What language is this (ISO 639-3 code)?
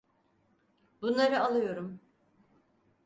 tur